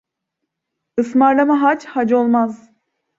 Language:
Turkish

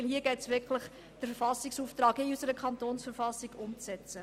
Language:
Swiss German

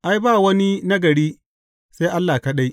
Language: Hausa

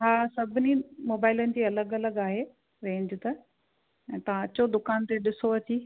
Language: Sindhi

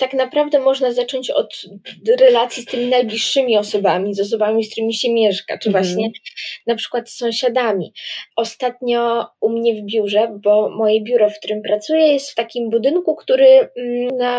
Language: Polish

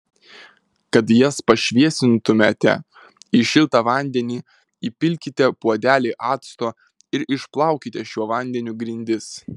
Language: Lithuanian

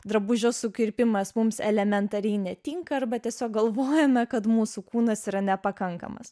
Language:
Lithuanian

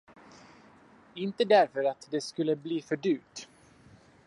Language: Swedish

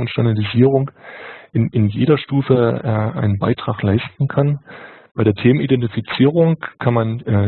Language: German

